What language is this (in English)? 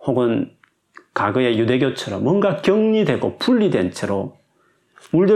Korean